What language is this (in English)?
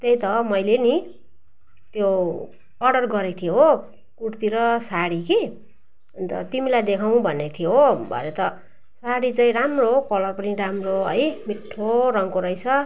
Nepali